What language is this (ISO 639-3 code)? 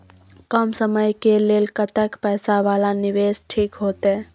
mai